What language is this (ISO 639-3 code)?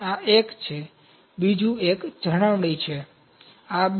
guj